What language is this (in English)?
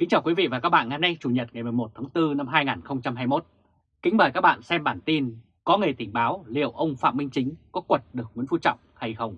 Vietnamese